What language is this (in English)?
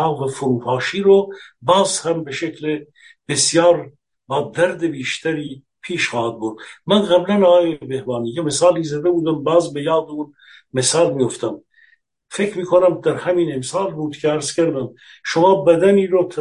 Persian